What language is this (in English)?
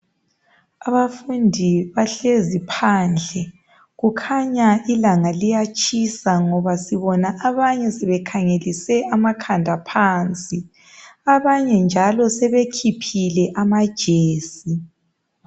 North Ndebele